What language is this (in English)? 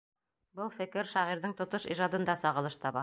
Bashkir